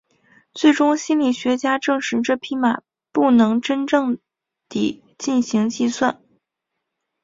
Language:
Chinese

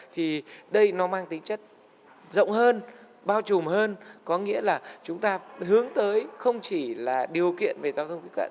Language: Vietnamese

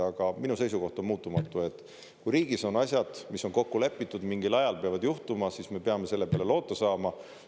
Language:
Estonian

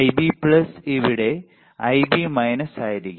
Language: Malayalam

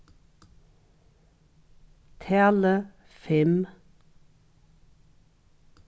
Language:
Faroese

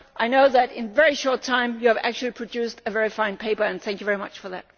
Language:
English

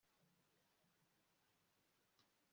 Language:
Kinyarwanda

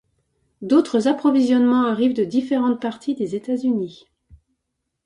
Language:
French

